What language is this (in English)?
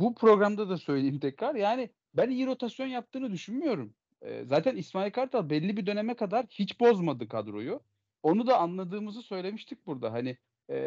Turkish